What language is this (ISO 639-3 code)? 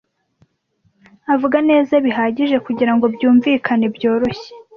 kin